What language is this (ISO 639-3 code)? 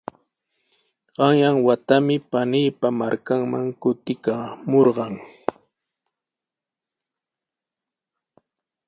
qws